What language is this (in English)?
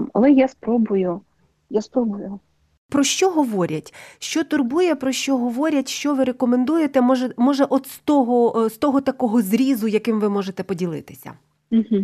Ukrainian